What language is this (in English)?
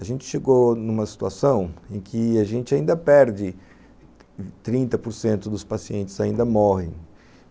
Portuguese